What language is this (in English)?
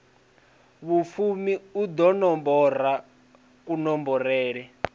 Venda